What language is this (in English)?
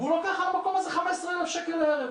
Hebrew